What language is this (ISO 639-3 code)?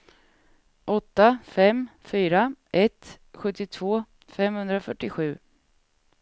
swe